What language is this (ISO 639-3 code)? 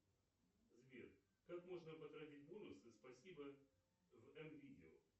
rus